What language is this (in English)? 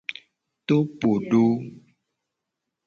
Gen